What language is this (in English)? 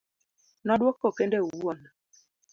Luo (Kenya and Tanzania)